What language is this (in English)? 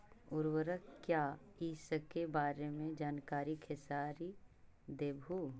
Magahi